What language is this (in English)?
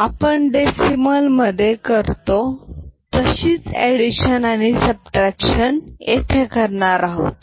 Marathi